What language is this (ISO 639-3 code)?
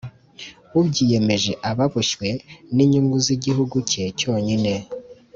kin